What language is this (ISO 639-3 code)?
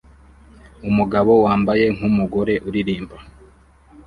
kin